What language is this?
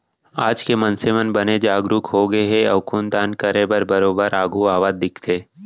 Chhattisgarhi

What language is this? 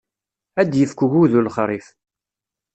Kabyle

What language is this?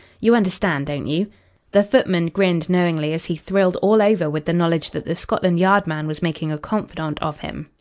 English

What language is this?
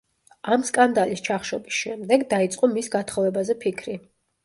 Georgian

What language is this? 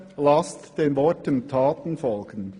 Swiss German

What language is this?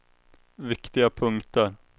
Swedish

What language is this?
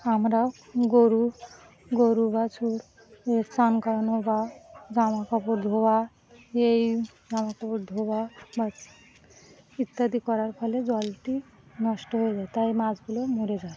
Bangla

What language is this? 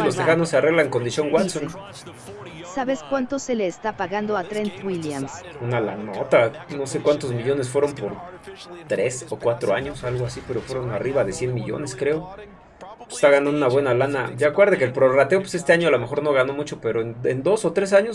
Spanish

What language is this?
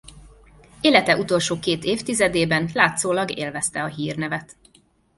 Hungarian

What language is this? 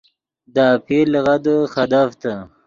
Yidgha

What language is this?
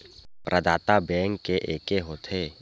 Chhattisgarhi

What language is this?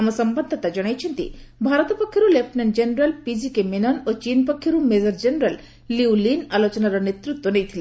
Odia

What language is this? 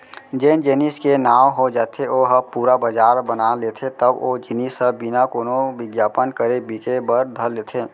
Chhattisgarhi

